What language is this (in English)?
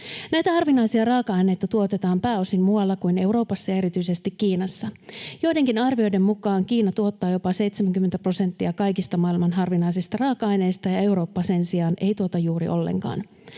Finnish